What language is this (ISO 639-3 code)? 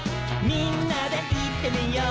jpn